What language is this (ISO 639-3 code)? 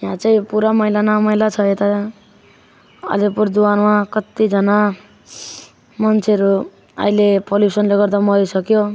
nep